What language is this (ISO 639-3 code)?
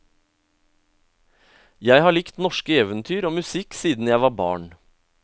nor